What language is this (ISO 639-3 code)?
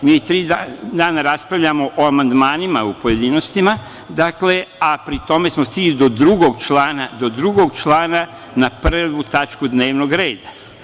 srp